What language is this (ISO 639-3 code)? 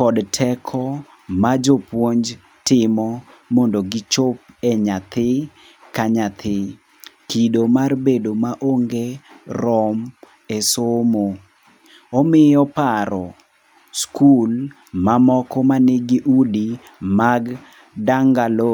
luo